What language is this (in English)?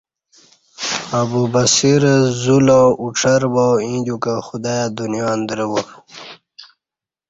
Kati